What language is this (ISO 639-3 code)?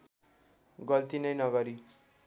nep